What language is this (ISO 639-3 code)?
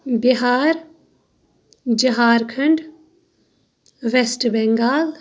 kas